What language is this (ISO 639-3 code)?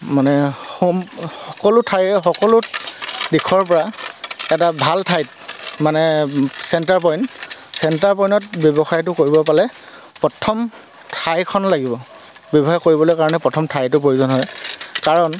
asm